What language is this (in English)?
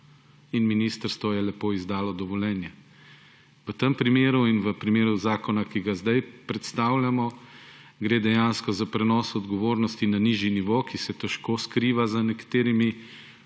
Slovenian